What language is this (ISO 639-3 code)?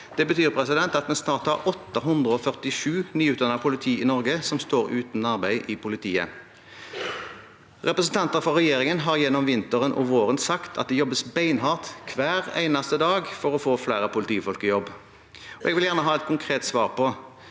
nor